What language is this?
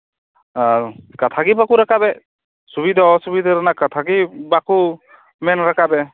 Santali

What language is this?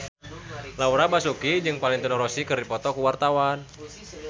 Sundanese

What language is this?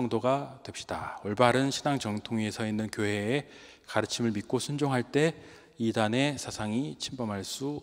Korean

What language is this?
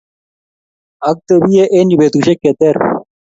Kalenjin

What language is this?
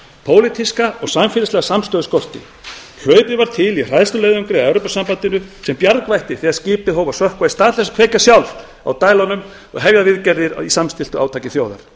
Icelandic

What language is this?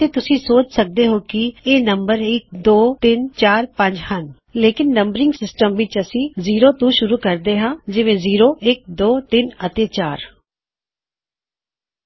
Punjabi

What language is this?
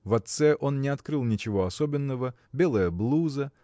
Russian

